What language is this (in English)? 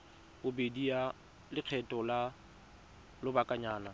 Tswana